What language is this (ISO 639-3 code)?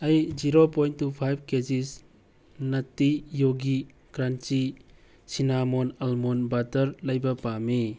mni